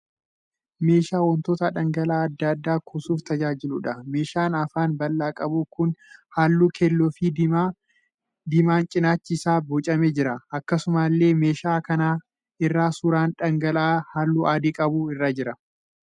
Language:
Oromo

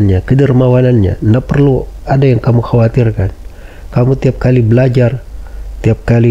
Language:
Indonesian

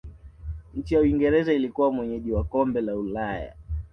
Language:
Swahili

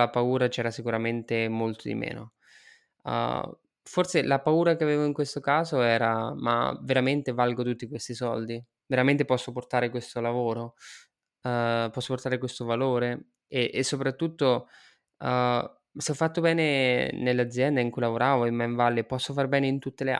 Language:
Italian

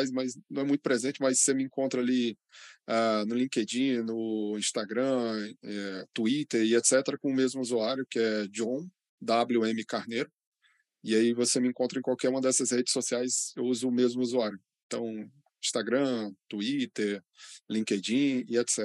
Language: Portuguese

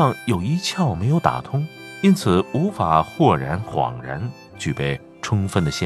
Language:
Chinese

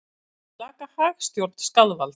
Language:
Icelandic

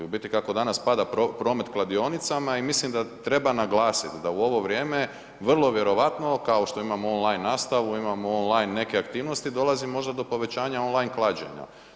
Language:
Croatian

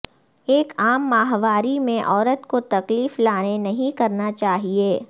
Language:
Urdu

